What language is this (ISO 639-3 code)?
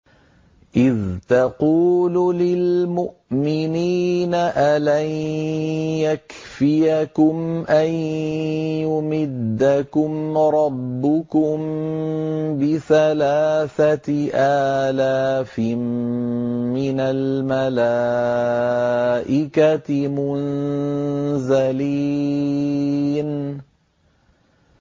ara